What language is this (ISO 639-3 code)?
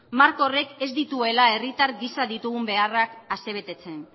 eus